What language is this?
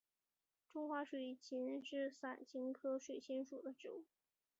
Chinese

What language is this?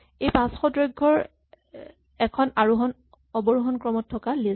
Assamese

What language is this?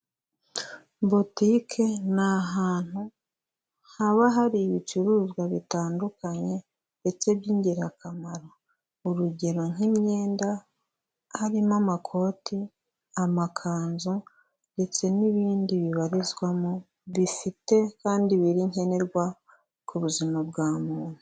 Kinyarwanda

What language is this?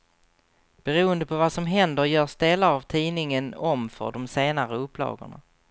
Swedish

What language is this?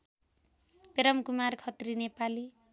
Nepali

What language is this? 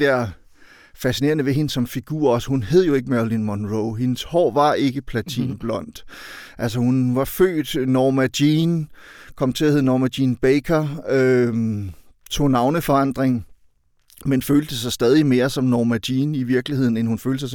Danish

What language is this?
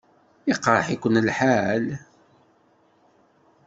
Kabyle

